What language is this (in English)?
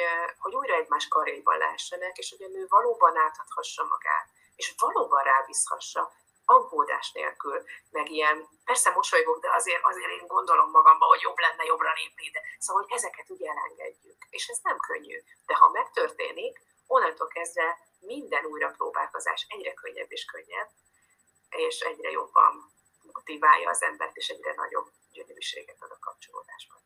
Hungarian